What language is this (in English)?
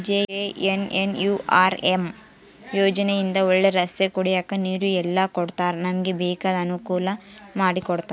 Kannada